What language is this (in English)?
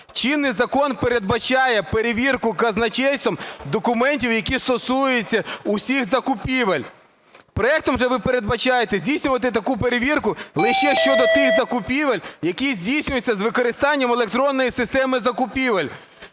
Ukrainian